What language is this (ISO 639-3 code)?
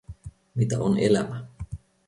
fin